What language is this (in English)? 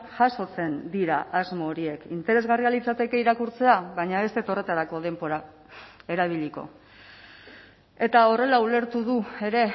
Basque